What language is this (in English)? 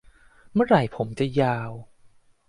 Thai